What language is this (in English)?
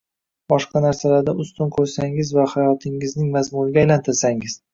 Uzbek